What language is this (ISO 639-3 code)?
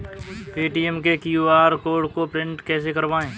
hin